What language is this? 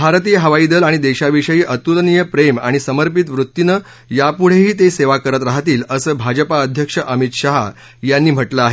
Marathi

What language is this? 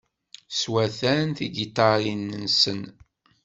Kabyle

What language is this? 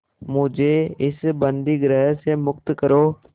Hindi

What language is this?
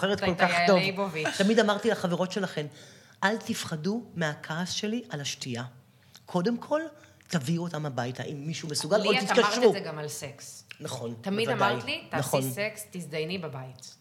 Hebrew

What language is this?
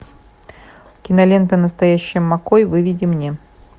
Russian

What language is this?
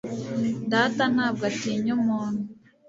Kinyarwanda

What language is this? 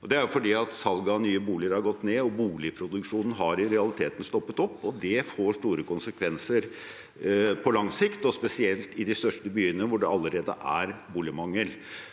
Norwegian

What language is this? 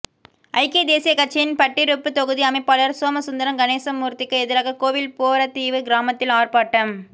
Tamil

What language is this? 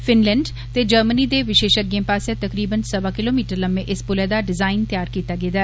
Dogri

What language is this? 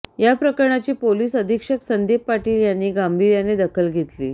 Marathi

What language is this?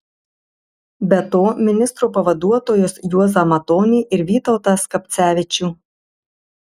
Lithuanian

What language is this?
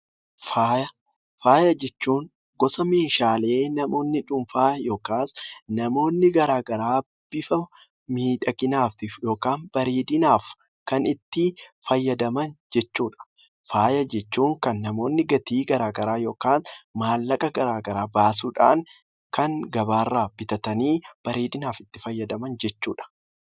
Oromo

